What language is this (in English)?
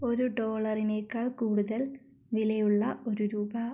Malayalam